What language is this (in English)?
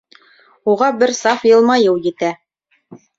Bashkir